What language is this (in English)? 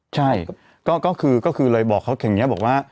Thai